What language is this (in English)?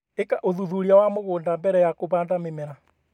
Kikuyu